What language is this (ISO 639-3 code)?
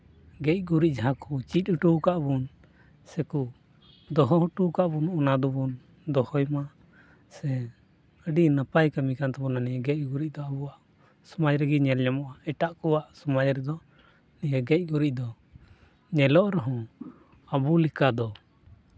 sat